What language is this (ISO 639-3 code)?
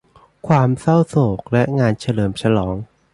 tha